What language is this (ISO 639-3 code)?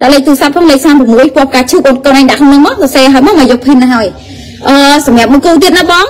vie